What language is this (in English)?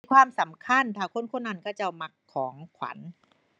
Thai